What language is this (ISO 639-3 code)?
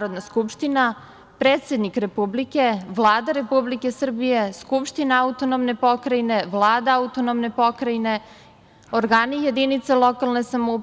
srp